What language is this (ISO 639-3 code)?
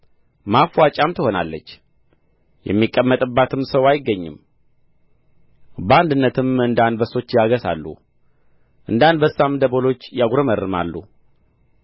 amh